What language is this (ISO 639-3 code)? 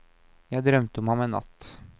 nor